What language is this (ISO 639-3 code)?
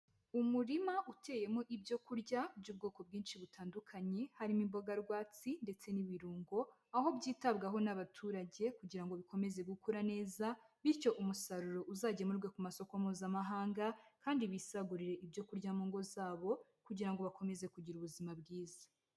kin